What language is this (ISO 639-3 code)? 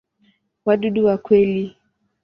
swa